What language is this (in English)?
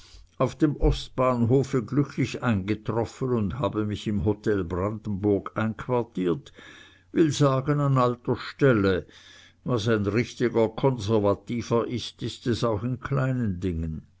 German